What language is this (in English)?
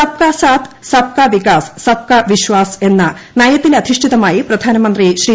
Malayalam